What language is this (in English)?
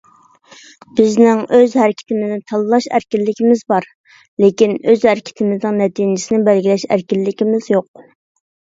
Uyghur